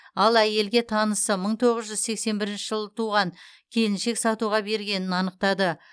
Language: Kazakh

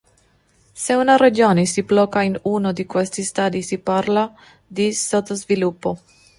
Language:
Italian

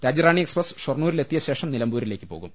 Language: Malayalam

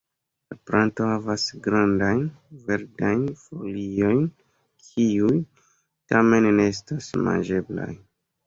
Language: Esperanto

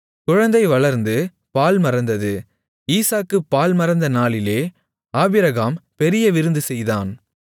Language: Tamil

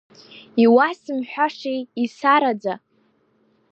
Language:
Abkhazian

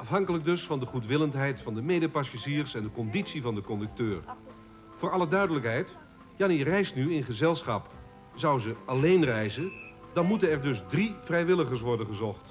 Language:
Dutch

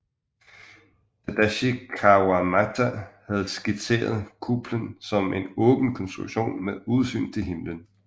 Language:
Danish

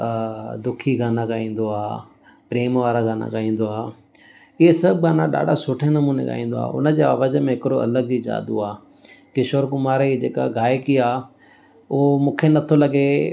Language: Sindhi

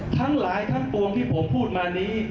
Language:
Thai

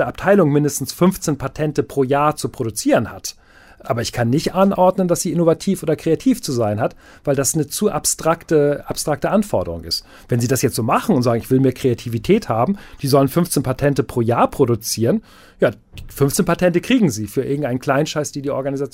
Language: German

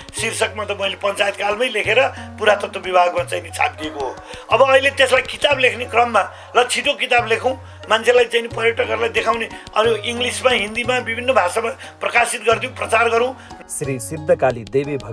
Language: Vietnamese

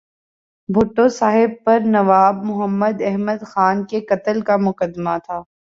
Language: Urdu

